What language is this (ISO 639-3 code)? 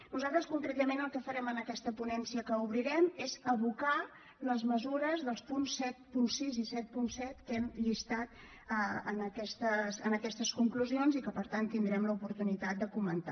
cat